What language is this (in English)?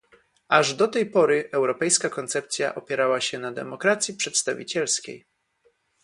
Polish